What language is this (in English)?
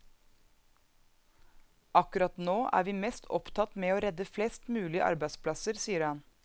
Norwegian